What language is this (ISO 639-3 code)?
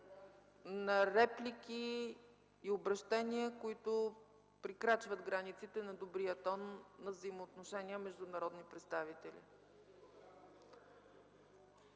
bul